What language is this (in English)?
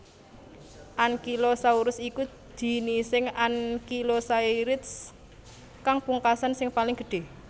Javanese